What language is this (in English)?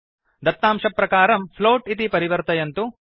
Sanskrit